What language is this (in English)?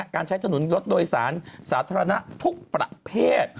Thai